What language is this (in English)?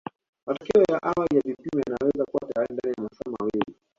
Swahili